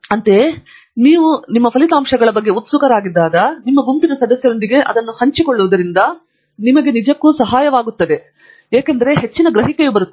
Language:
Kannada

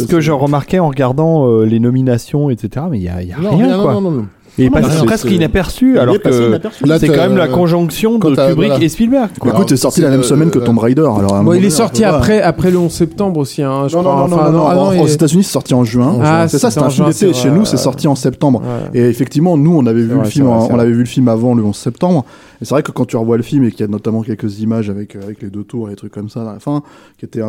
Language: French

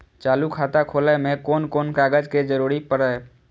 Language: Maithili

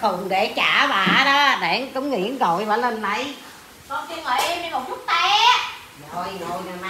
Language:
Vietnamese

